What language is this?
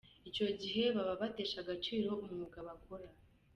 Kinyarwanda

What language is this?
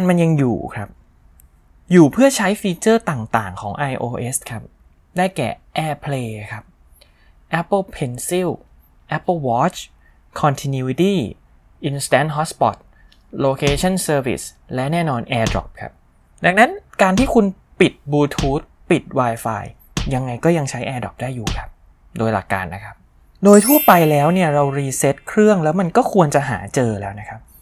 Thai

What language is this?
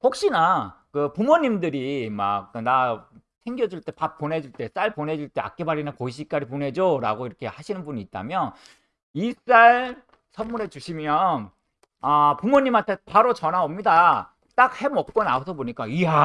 Korean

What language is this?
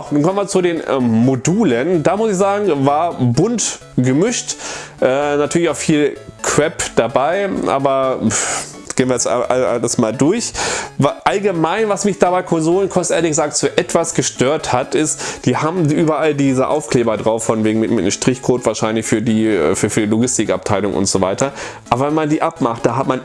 German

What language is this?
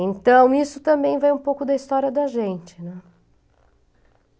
Portuguese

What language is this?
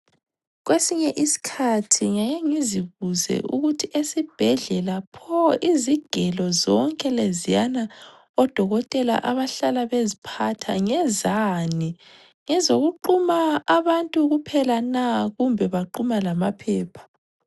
North Ndebele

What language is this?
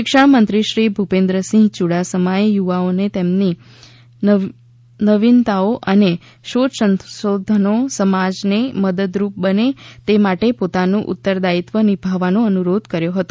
Gujarati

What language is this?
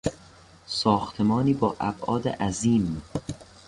Persian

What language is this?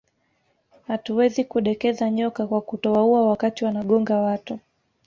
Swahili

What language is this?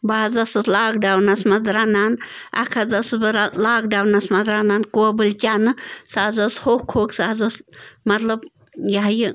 Kashmiri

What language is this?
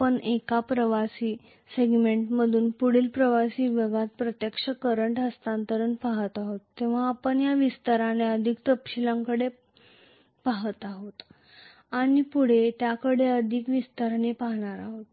Marathi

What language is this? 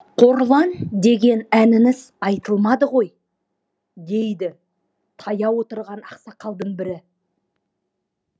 Kazakh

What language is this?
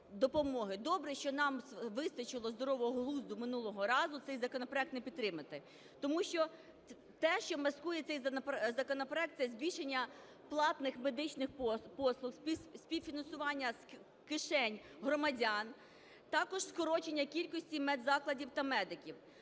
Ukrainian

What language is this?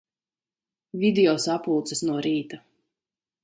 Latvian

